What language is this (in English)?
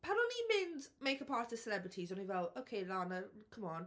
Welsh